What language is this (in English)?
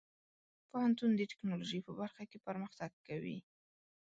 Pashto